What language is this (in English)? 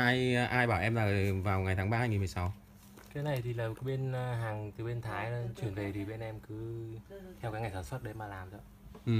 Vietnamese